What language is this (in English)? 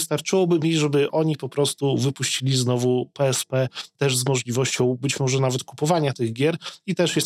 Polish